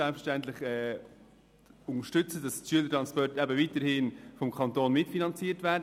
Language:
Swiss German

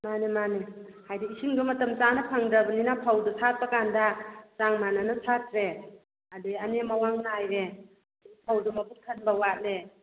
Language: Manipuri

